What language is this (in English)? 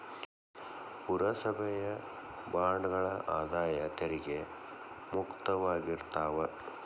Kannada